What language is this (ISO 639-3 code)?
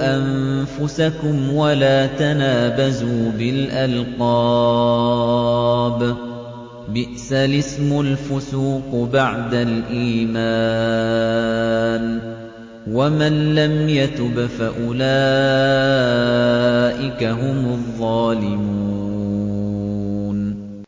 ara